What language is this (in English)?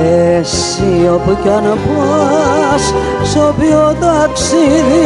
Greek